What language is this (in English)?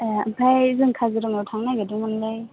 Bodo